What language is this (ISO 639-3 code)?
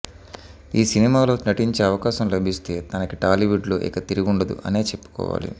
tel